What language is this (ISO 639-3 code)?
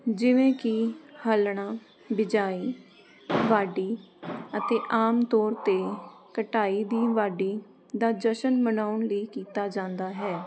pan